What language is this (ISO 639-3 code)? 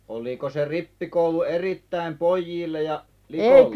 fin